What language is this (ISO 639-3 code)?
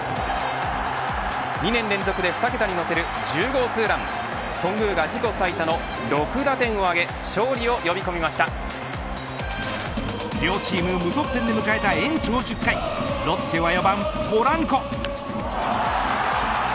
jpn